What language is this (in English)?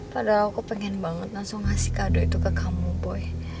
Indonesian